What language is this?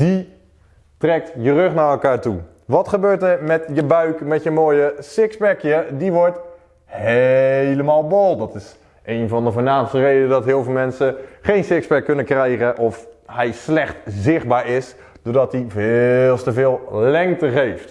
Dutch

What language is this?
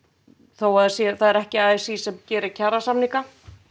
Icelandic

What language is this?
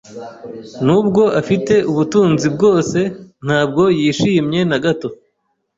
Kinyarwanda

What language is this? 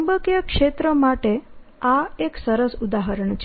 Gujarati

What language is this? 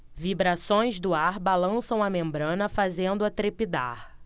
Portuguese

